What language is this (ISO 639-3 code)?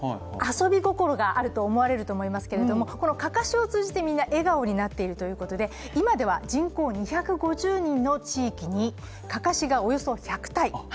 jpn